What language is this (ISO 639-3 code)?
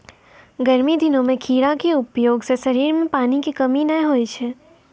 mai